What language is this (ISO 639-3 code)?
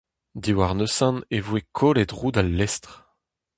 bre